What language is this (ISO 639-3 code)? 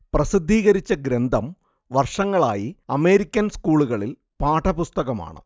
mal